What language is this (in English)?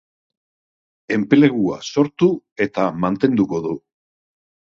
Basque